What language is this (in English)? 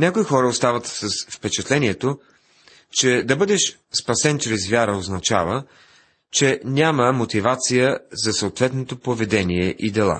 Bulgarian